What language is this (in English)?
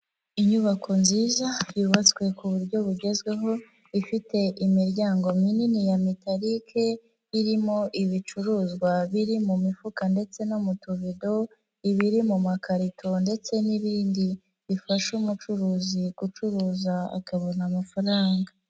Kinyarwanda